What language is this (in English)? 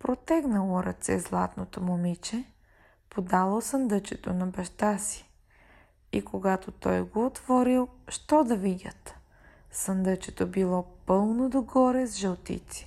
Bulgarian